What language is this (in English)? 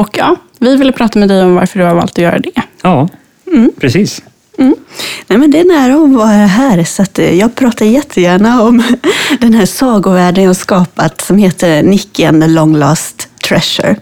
Swedish